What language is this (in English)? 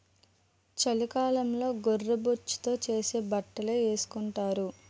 Telugu